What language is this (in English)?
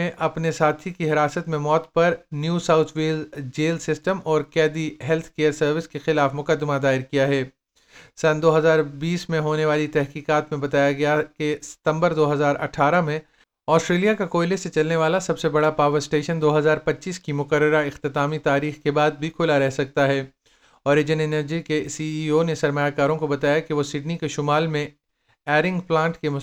Urdu